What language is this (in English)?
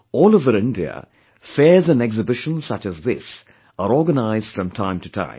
English